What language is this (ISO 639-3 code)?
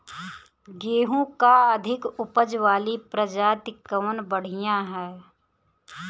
bho